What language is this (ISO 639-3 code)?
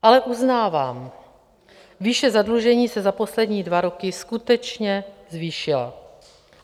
ces